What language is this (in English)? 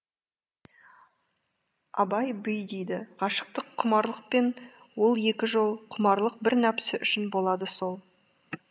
Kazakh